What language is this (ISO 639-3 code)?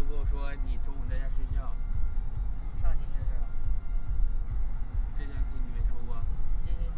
zho